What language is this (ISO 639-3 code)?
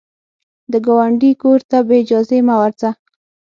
pus